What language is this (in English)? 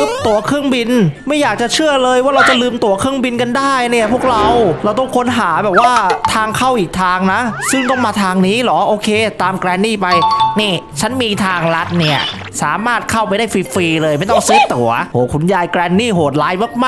Thai